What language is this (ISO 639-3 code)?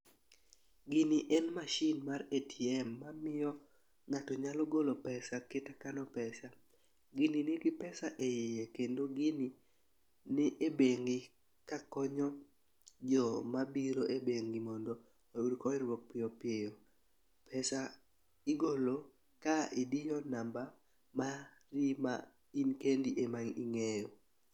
luo